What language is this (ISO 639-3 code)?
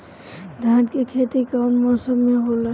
bho